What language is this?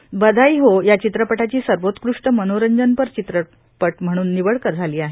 Marathi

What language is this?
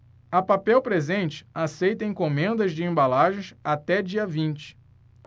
Portuguese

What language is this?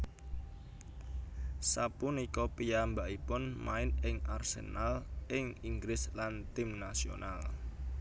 Javanese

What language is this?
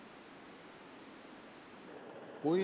Punjabi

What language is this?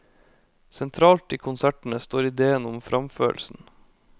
Norwegian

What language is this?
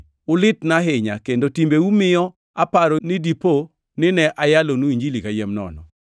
Luo (Kenya and Tanzania)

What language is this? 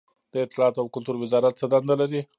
Pashto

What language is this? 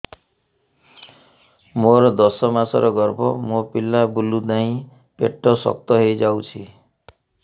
Odia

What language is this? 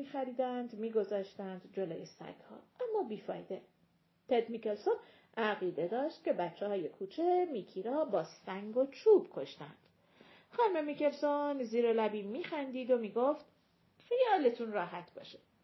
Persian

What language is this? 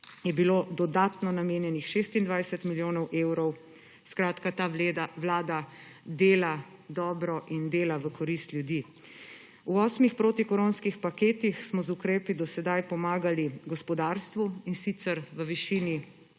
Slovenian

